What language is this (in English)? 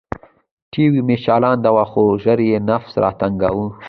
Pashto